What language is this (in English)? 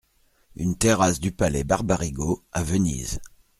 French